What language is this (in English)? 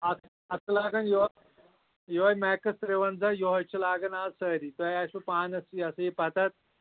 Kashmiri